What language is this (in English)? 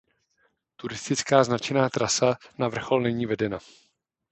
Czech